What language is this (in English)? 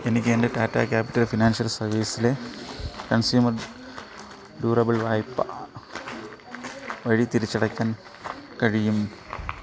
Malayalam